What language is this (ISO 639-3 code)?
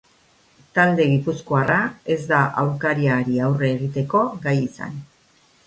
eus